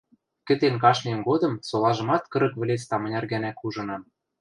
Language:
Western Mari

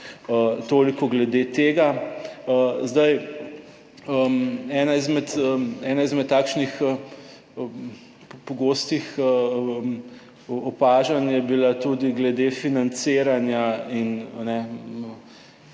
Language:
Slovenian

